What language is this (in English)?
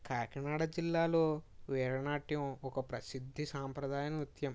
Telugu